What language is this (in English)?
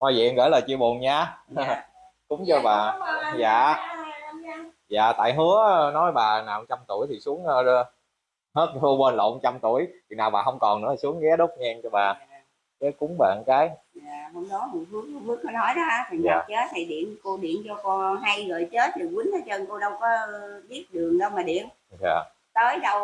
Vietnamese